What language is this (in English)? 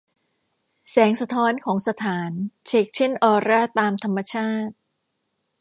Thai